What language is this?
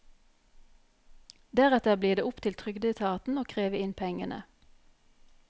Norwegian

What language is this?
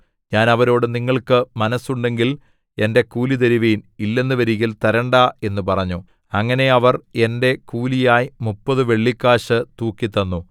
Malayalam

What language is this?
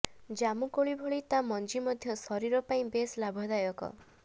Odia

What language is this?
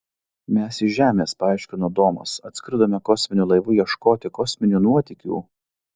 Lithuanian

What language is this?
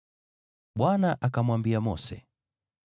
Swahili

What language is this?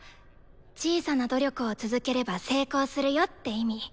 Japanese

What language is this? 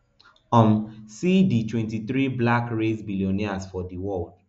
Nigerian Pidgin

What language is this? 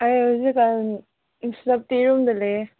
Manipuri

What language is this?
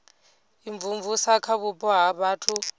Venda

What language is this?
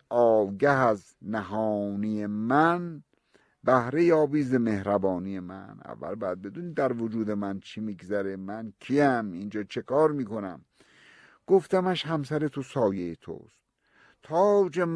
Persian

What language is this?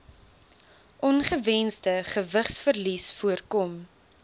Afrikaans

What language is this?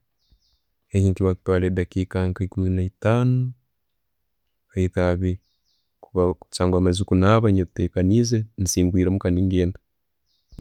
Tooro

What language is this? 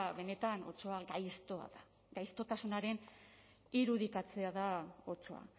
Basque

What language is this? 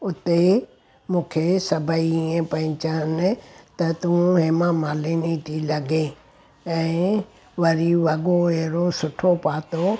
Sindhi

